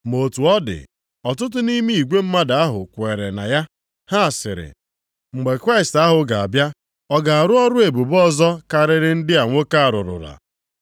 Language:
Igbo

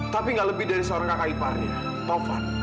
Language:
Indonesian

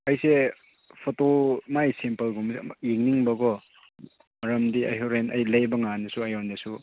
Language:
Manipuri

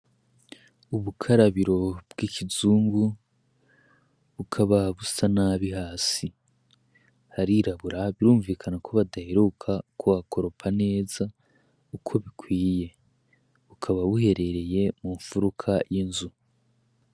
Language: Rundi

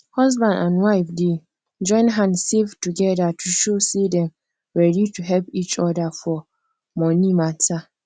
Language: Nigerian Pidgin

